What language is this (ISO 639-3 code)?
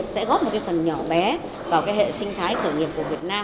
vie